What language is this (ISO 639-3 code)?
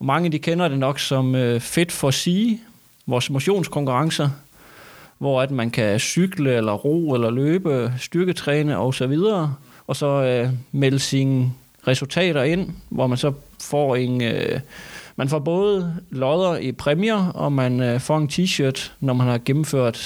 dan